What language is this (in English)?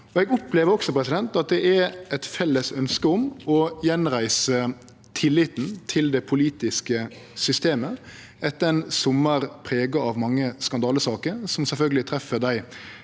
Norwegian